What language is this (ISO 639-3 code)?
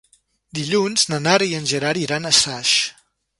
cat